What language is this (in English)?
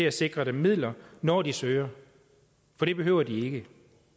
Danish